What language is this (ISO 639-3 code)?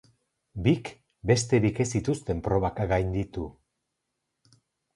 eus